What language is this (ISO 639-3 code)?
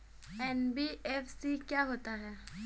hin